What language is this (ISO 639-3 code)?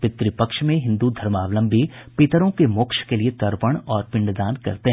hin